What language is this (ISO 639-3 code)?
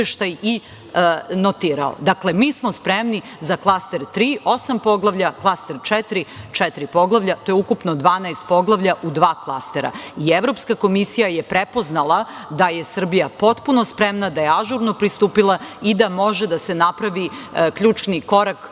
srp